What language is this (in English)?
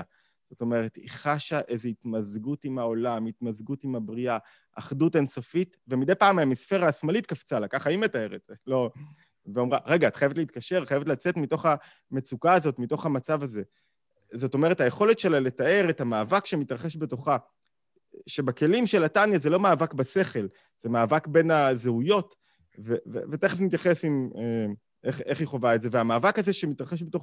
Hebrew